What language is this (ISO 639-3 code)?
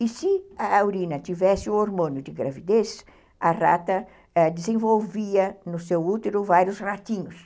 por